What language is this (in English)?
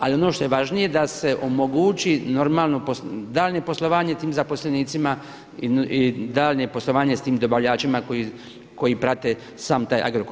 Croatian